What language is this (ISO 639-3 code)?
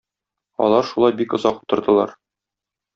tat